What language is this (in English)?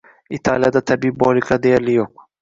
Uzbek